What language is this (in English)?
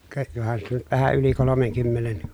Finnish